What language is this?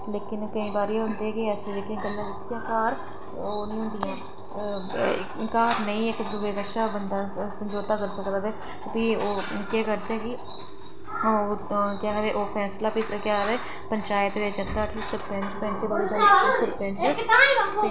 Dogri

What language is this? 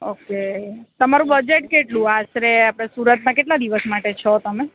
Gujarati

